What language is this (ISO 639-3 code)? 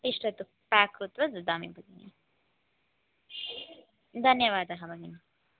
san